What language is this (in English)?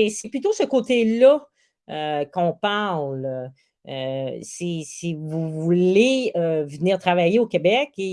French